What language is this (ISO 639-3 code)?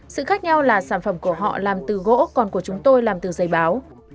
vie